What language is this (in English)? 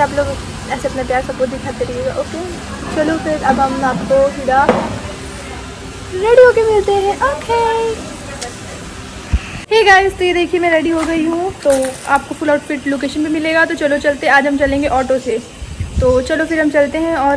Hindi